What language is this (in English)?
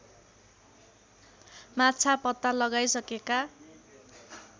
Nepali